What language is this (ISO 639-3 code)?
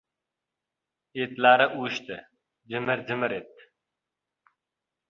uzb